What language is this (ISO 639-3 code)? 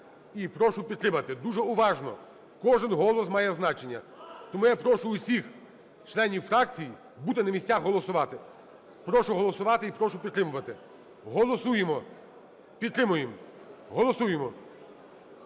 ukr